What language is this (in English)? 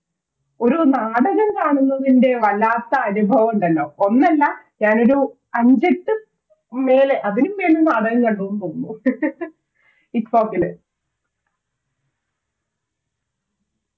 Malayalam